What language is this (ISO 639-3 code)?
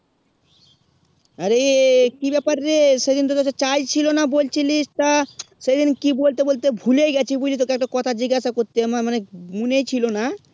ben